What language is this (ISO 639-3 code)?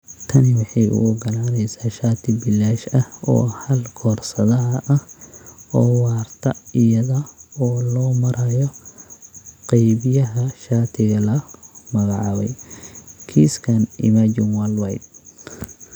som